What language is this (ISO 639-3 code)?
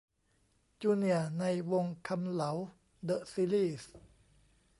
tha